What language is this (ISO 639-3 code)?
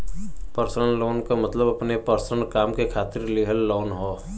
bho